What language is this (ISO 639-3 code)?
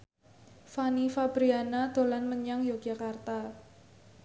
jav